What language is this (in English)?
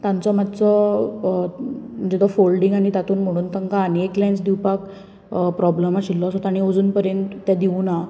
Konkani